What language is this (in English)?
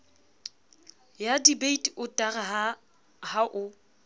Southern Sotho